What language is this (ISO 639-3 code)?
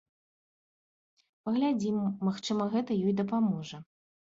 bel